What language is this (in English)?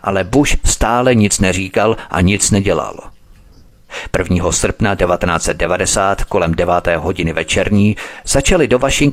Czech